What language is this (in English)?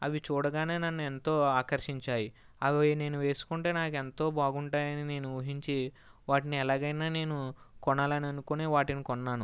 Telugu